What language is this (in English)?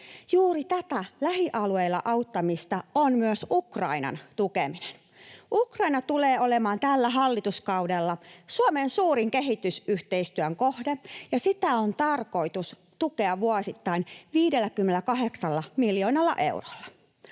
Finnish